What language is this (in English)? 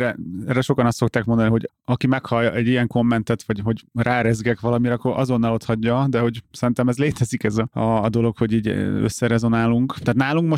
Hungarian